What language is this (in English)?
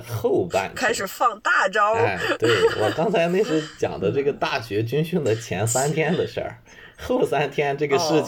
Chinese